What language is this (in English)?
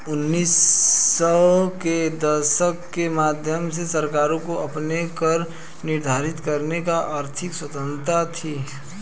Hindi